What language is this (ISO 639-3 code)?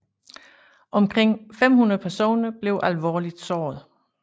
dan